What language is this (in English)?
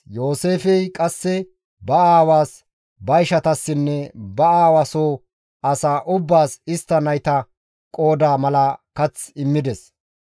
Gamo